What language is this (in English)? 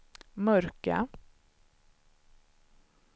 Swedish